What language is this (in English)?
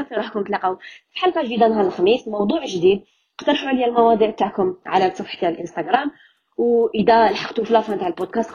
Arabic